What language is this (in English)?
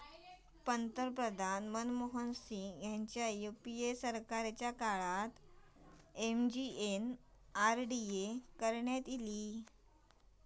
Marathi